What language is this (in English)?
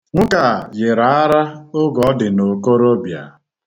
Igbo